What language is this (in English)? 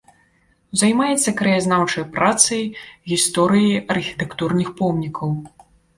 Belarusian